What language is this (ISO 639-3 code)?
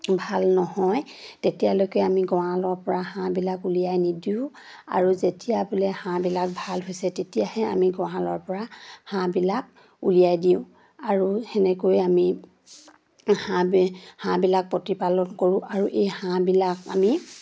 asm